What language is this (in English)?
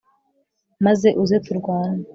Kinyarwanda